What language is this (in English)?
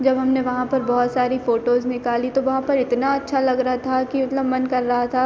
Hindi